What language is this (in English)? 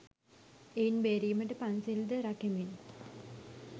Sinhala